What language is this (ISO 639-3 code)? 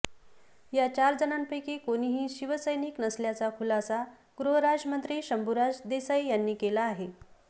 mar